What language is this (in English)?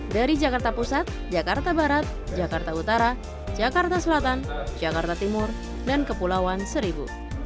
Indonesian